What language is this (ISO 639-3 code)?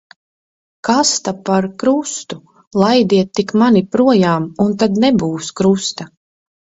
lav